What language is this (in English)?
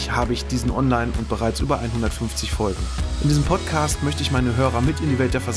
German